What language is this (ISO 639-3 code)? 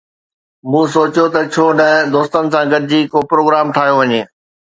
snd